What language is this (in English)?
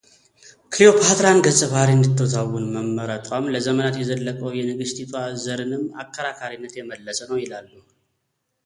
Amharic